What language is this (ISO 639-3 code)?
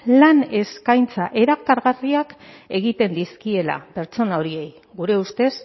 eus